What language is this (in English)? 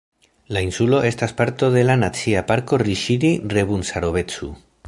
Esperanto